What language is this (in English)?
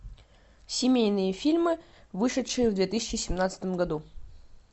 Russian